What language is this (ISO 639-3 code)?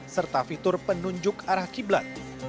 ind